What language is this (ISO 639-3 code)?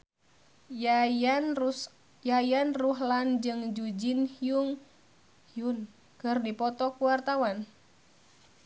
sun